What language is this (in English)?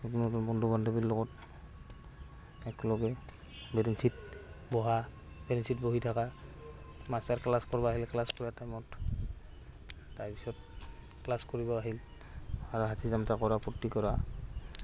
Assamese